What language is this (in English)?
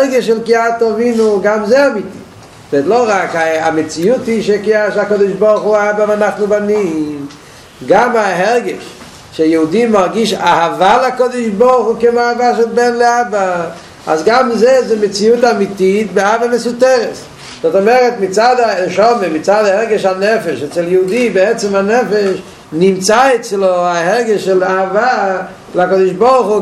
Hebrew